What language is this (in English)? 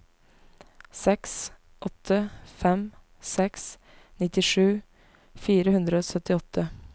Norwegian